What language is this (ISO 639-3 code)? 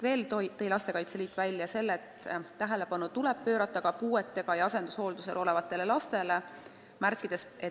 est